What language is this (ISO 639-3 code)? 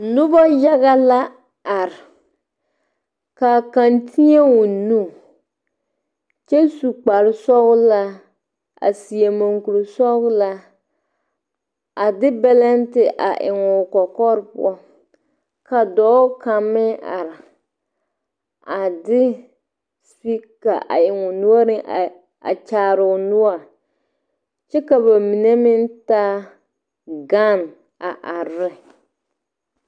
dga